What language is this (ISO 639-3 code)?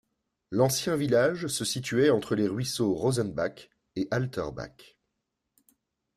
fra